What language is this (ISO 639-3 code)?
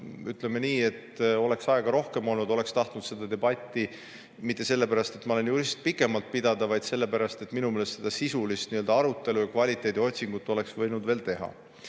est